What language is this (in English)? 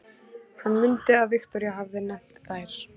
Icelandic